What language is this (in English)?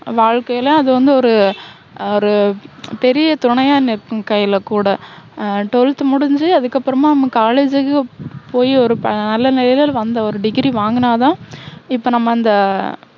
Tamil